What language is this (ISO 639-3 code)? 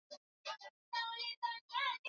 swa